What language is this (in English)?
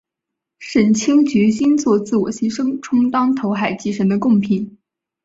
Chinese